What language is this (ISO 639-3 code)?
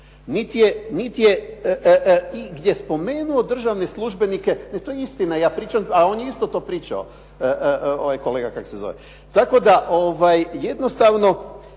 hrv